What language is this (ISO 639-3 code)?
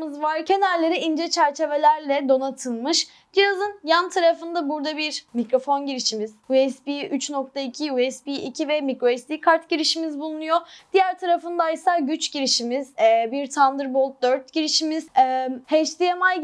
tur